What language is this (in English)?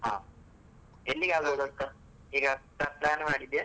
Kannada